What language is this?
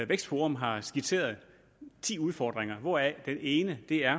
Danish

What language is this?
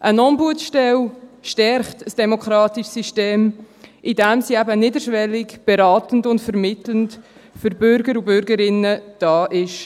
Swiss German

